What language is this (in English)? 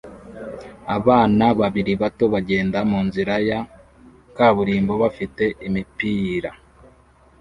Kinyarwanda